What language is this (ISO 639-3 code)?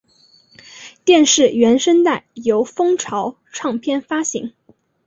zho